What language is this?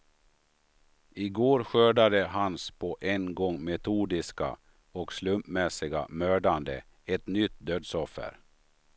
Swedish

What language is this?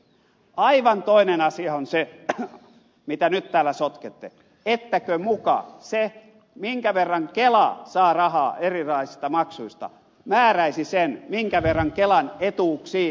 Finnish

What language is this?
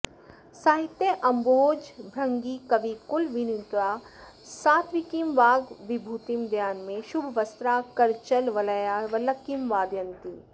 Sanskrit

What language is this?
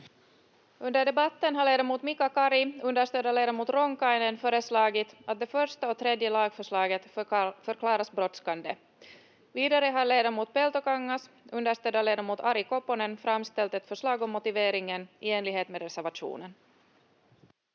Finnish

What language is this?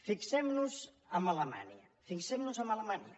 Catalan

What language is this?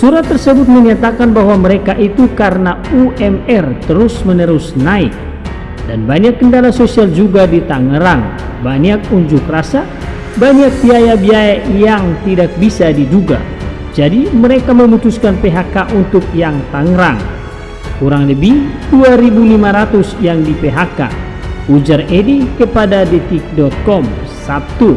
Indonesian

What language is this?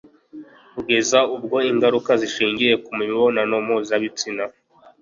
Kinyarwanda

